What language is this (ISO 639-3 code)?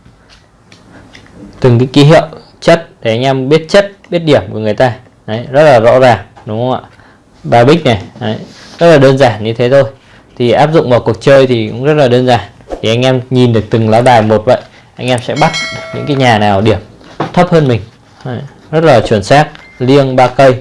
vie